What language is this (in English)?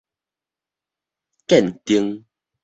Min Nan Chinese